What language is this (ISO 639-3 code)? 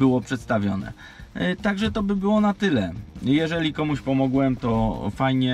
pol